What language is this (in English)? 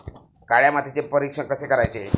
Marathi